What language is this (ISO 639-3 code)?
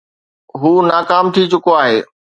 snd